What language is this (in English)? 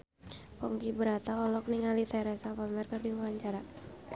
Sundanese